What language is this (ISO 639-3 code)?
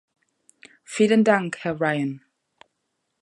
deu